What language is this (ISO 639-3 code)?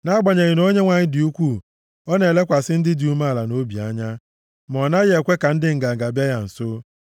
ibo